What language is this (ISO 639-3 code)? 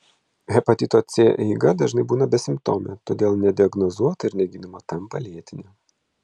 lit